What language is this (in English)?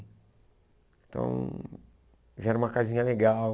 Portuguese